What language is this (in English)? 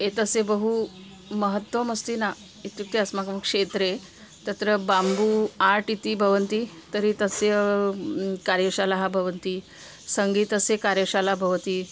Sanskrit